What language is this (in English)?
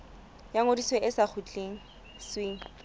Southern Sotho